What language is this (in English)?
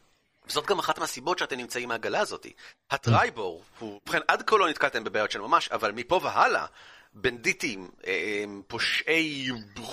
Hebrew